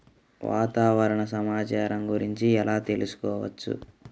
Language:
Telugu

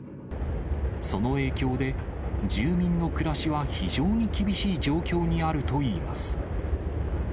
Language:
Japanese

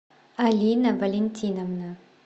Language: Russian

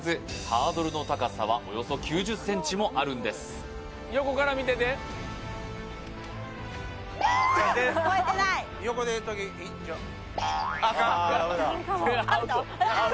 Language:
Japanese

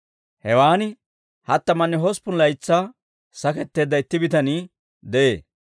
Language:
Dawro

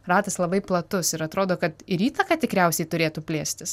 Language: Lithuanian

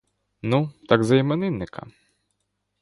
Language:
Ukrainian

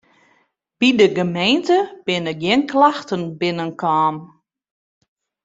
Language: Western Frisian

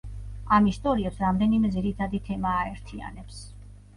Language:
Georgian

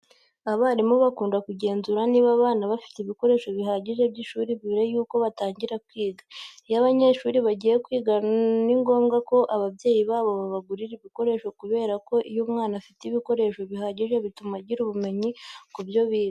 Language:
Kinyarwanda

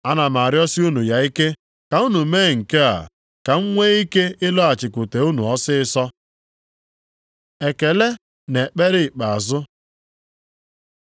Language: Igbo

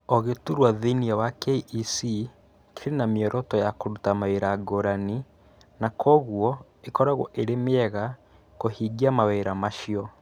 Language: Kikuyu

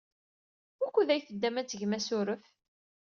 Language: Kabyle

